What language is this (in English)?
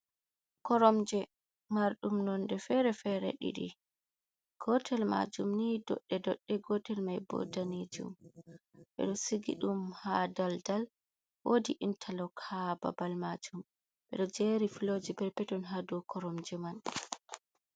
Fula